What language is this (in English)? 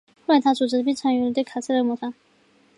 Chinese